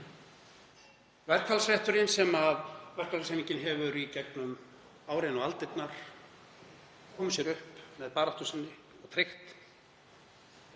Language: Icelandic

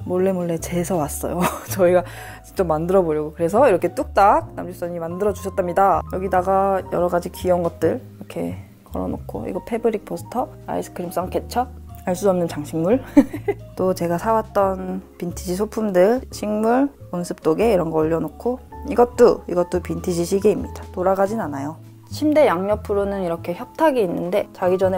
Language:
Korean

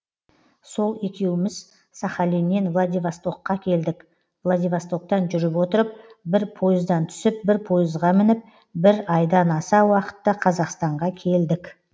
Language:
Kazakh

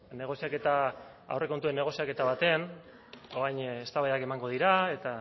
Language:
Basque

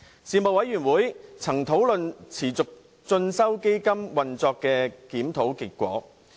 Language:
Cantonese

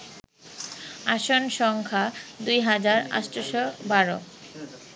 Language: Bangla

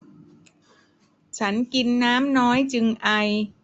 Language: Thai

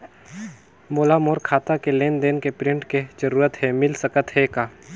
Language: Chhattisgarhi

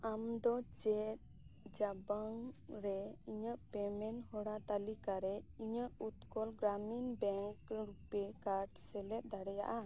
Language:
Santali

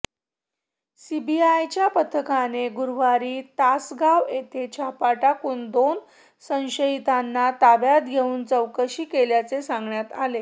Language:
Marathi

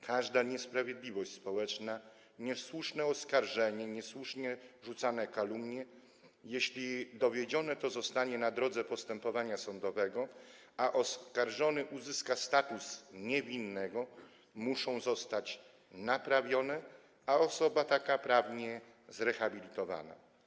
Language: Polish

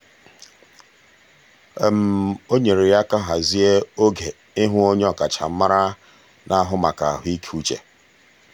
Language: Igbo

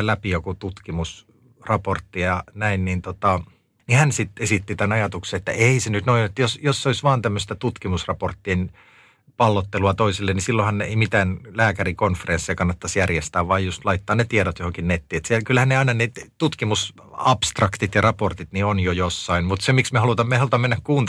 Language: Finnish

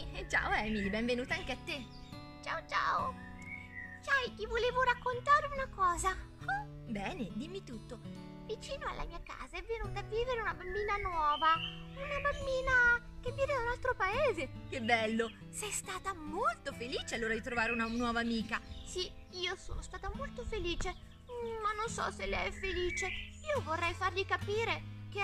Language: Italian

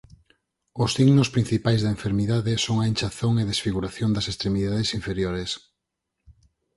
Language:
Galician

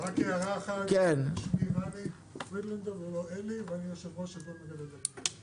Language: Hebrew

